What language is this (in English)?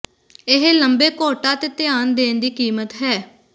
Punjabi